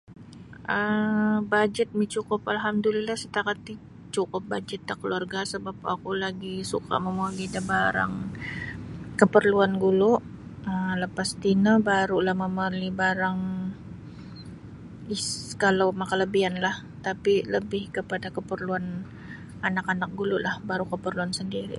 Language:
Sabah Bisaya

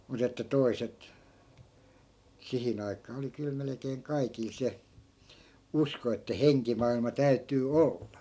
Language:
Finnish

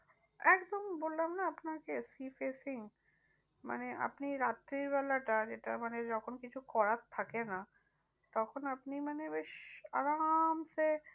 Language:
Bangla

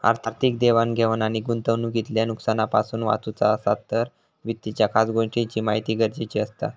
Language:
Marathi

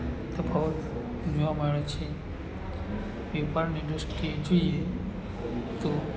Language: Gujarati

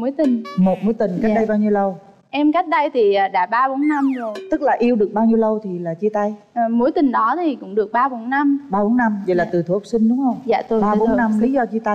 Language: Vietnamese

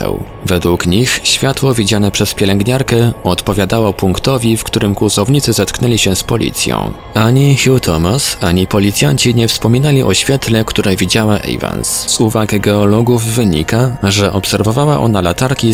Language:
Polish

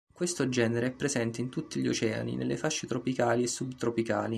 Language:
Italian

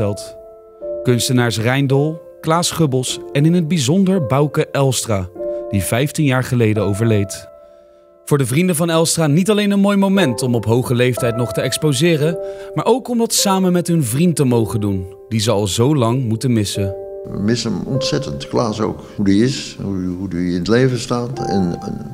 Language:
Dutch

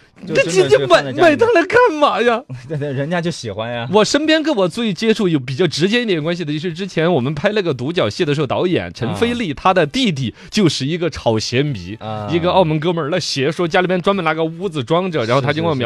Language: Chinese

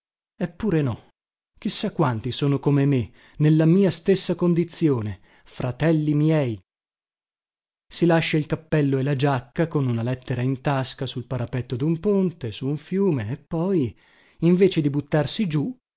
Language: Italian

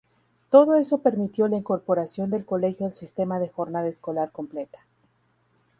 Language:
Spanish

